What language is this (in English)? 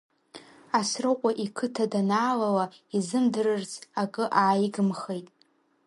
Abkhazian